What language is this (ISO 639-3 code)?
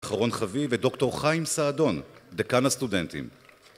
heb